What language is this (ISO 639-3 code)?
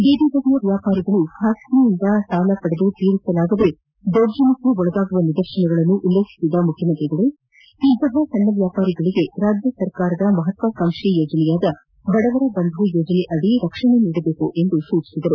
kan